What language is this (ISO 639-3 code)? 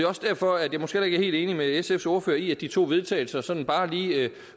dan